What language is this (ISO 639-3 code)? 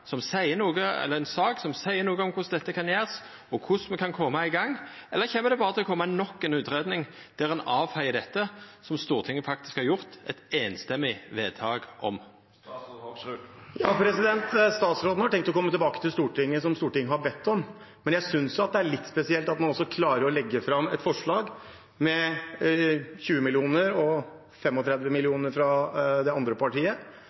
nno